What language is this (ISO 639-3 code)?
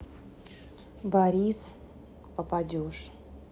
rus